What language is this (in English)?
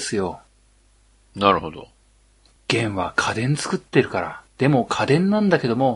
Japanese